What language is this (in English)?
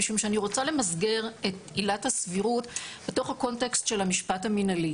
Hebrew